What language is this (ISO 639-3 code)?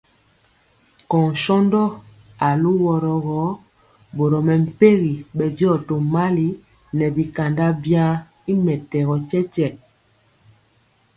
mcx